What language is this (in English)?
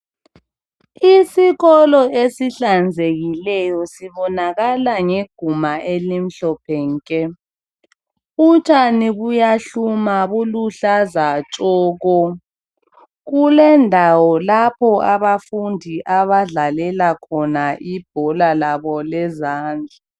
North Ndebele